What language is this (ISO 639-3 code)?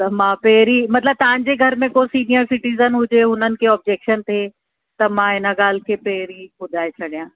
snd